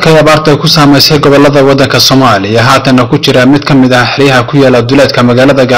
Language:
Arabic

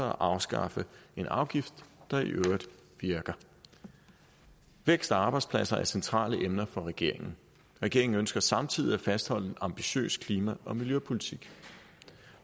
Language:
Danish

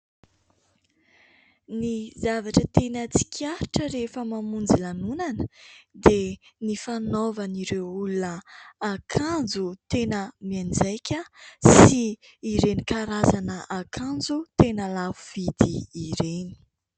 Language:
Malagasy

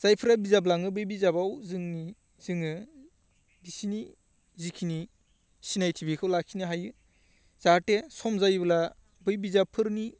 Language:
Bodo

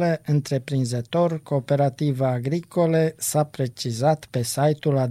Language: Romanian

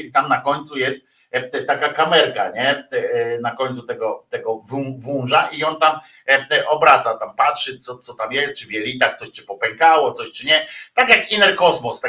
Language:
Polish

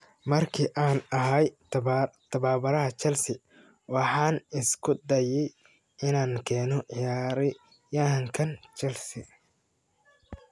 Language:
Somali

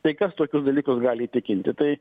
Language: Lithuanian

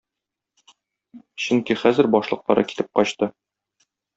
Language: Tatar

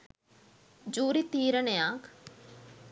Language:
Sinhala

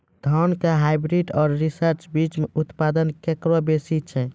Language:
Maithili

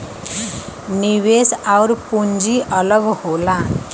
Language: Bhojpuri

